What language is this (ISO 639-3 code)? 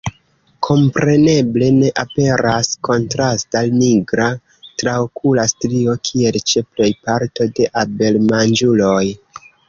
epo